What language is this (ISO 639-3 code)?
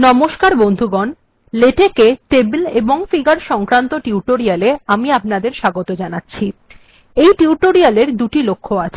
ben